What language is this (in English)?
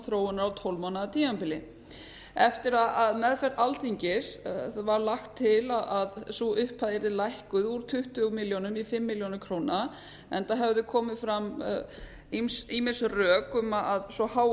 Icelandic